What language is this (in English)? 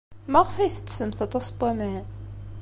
Kabyle